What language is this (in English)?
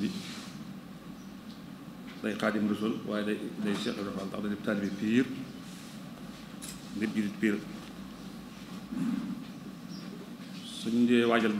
Indonesian